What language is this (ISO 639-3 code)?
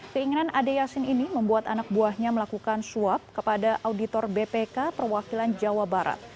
ind